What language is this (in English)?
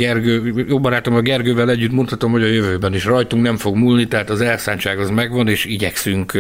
Hungarian